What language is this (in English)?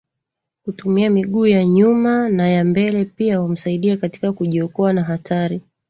Swahili